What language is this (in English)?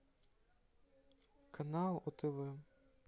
Russian